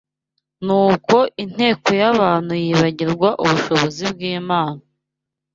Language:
Kinyarwanda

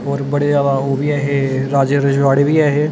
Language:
Dogri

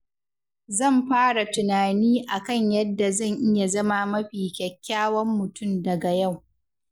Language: Hausa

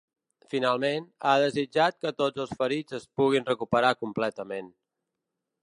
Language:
Catalan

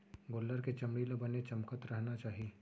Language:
Chhattisgarhi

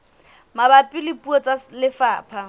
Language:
Southern Sotho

